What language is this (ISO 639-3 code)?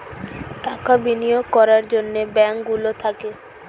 ben